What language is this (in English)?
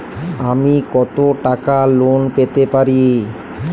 Bangla